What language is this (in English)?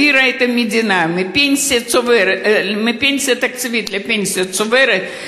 Hebrew